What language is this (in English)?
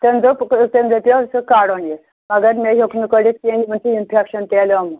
Kashmiri